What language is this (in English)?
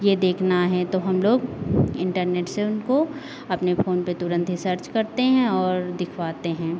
Hindi